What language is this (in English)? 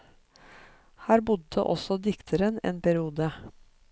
Norwegian